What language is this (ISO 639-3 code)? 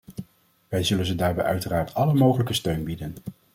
nld